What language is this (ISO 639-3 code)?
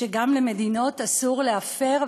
heb